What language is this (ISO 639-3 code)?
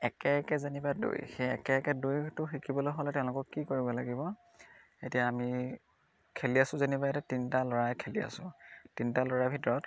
asm